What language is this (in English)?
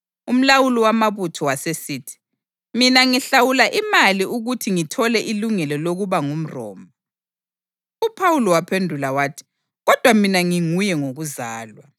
North Ndebele